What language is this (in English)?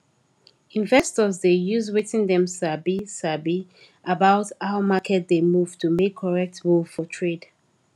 Nigerian Pidgin